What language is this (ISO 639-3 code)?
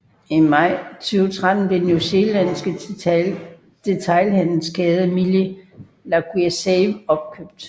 dan